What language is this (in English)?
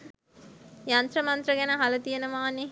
Sinhala